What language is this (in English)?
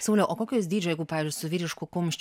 Lithuanian